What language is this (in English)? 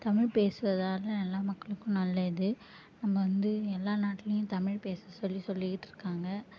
Tamil